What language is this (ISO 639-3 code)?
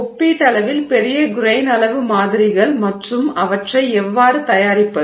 tam